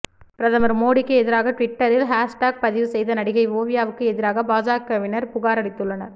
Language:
Tamil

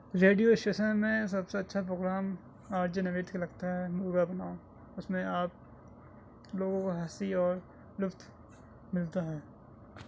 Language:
Urdu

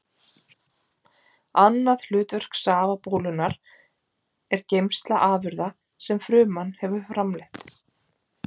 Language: Icelandic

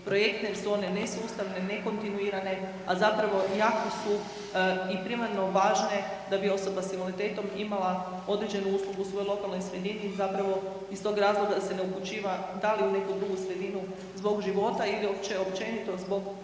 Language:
Croatian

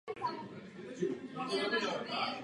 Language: Czech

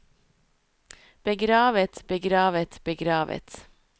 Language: Norwegian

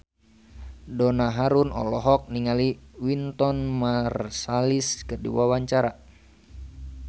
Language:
Sundanese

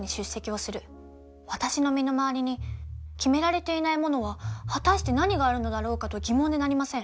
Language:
Japanese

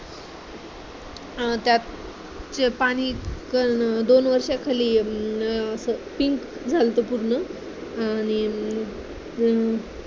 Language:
Marathi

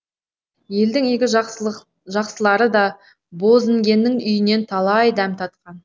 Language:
Kazakh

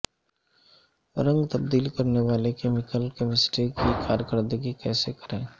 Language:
Urdu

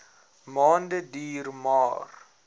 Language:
Afrikaans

